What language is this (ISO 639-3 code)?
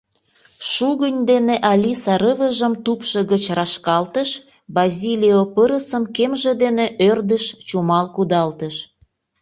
chm